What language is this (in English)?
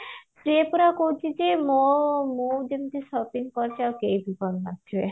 Odia